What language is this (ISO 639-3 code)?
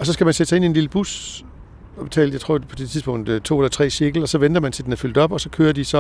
dan